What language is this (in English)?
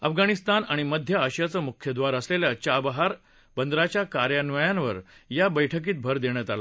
Marathi